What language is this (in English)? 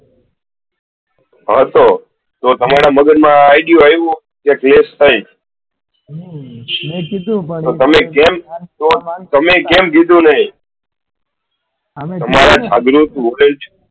Gujarati